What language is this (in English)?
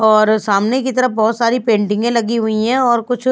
Hindi